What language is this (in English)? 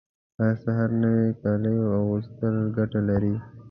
Pashto